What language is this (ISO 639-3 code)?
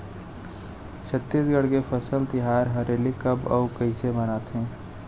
hne